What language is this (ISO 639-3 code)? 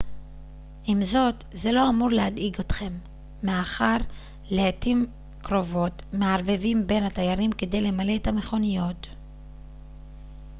heb